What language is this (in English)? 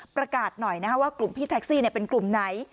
Thai